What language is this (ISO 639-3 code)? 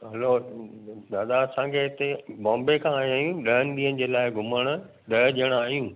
snd